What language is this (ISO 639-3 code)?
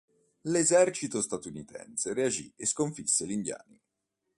ita